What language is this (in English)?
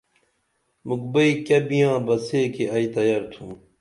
Dameli